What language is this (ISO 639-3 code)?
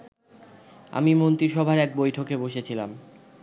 ben